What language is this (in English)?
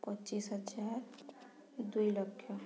Odia